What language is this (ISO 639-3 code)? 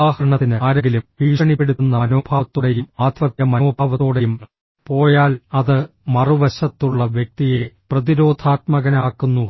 mal